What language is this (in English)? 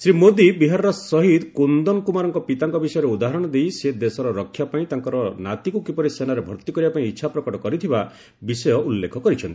Odia